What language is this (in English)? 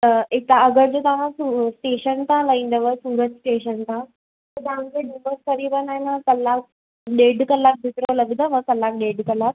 Sindhi